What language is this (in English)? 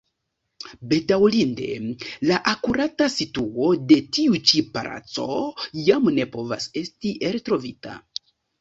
Esperanto